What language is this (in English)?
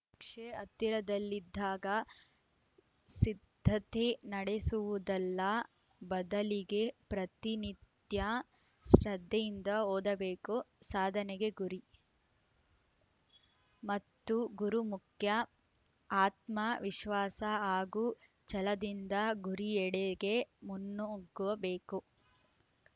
Kannada